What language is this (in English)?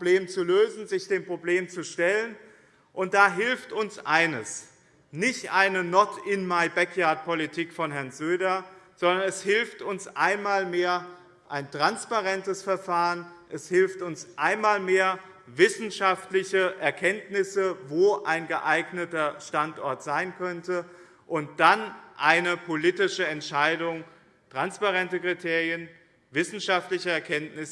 German